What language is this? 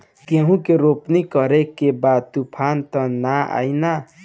Bhojpuri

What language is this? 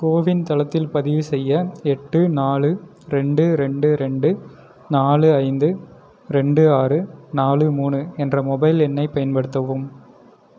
Tamil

